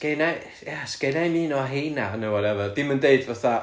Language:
Welsh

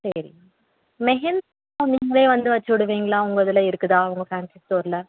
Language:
Tamil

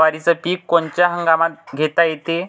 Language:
Marathi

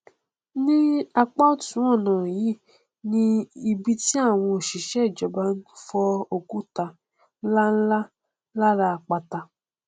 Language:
Yoruba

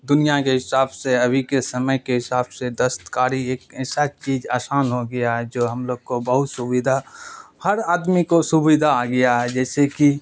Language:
Urdu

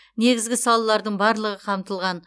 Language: Kazakh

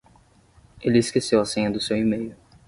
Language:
Portuguese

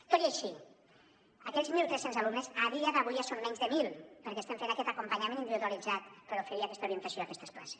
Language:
Catalan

